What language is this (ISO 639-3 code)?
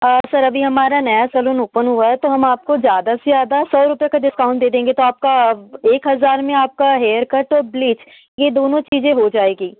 hin